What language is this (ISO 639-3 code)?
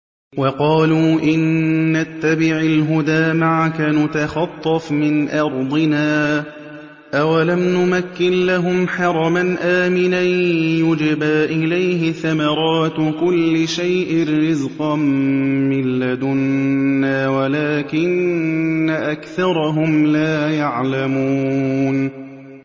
ara